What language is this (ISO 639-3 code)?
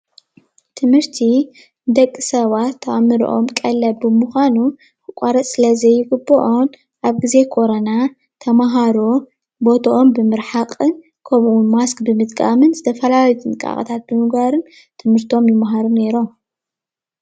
tir